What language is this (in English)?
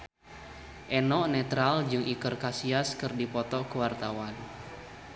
Sundanese